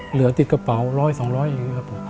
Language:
Thai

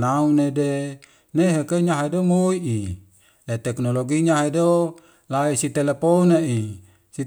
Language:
Wemale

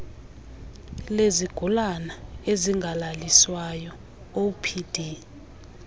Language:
Xhosa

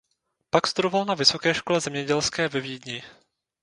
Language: Czech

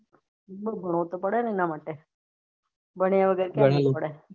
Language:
Gujarati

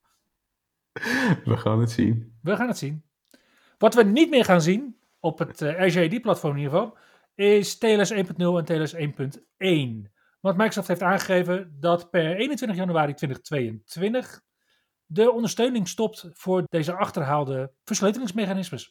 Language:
Dutch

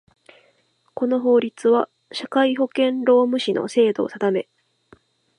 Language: Japanese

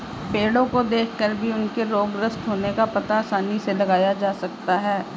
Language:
Hindi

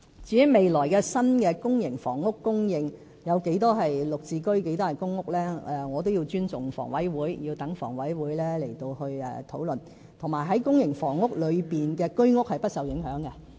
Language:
Cantonese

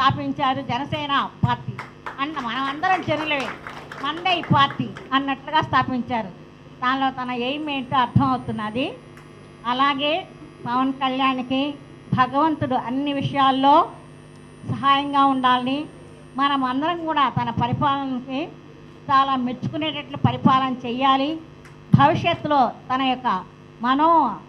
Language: Telugu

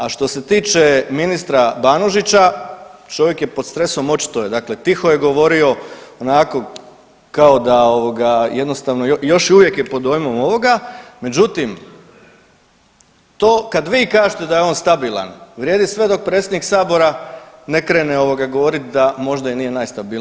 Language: Croatian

